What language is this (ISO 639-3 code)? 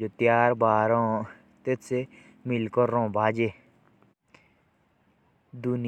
jns